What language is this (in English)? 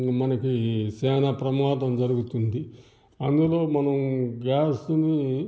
Telugu